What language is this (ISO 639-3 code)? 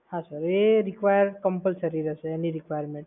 guj